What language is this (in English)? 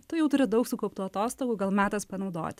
Lithuanian